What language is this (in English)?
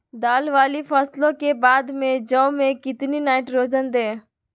Magahi